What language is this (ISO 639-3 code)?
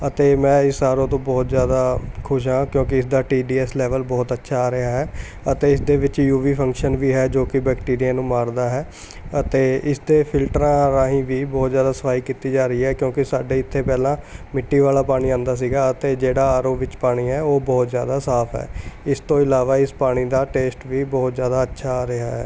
pan